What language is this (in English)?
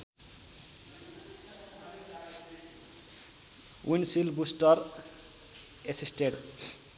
Nepali